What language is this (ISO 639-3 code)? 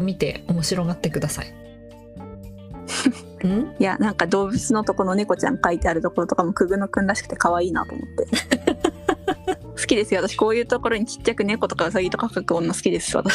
jpn